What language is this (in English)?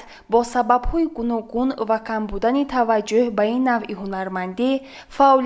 Persian